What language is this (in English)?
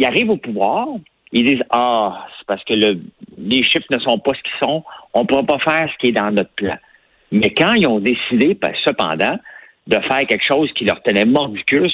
French